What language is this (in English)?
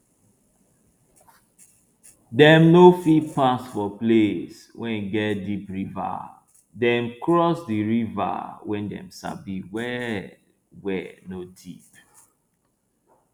Nigerian Pidgin